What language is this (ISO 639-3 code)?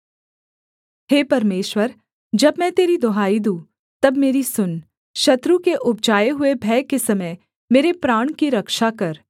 hin